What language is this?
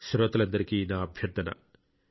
Telugu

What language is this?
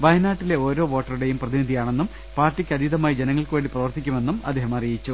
Malayalam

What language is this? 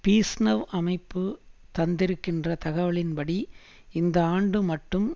Tamil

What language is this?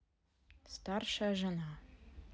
Russian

